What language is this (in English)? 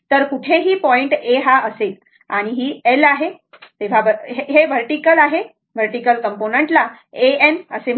Marathi